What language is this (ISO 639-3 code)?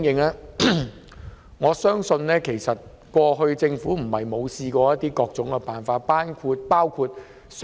yue